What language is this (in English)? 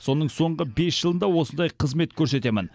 Kazakh